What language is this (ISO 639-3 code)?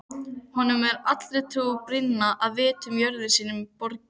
isl